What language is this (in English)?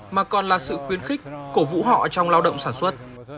Vietnamese